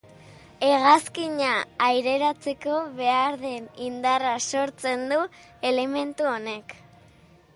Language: Basque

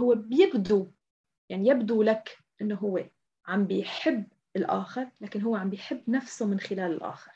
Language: Arabic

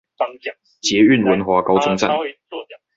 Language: Chinese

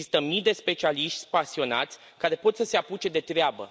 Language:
Romanian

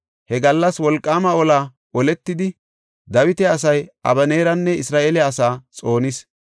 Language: Gofa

